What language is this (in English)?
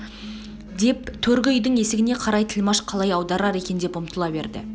Kazakh